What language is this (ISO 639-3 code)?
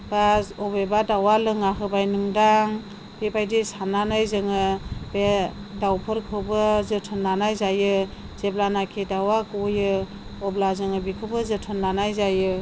brx